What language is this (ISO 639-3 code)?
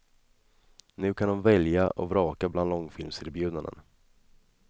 swe